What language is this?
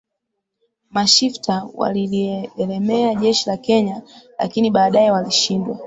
Swahili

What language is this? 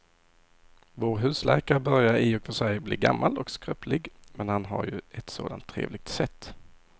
Swedish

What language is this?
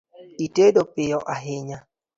Luo (Kenya and Tanzania)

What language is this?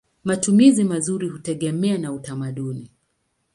Swahili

